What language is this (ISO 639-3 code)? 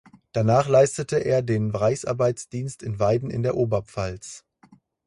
deu